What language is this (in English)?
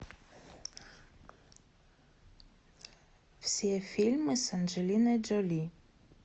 Russian